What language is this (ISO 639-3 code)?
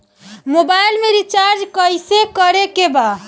bho